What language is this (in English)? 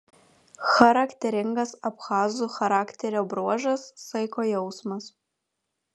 Lithuanian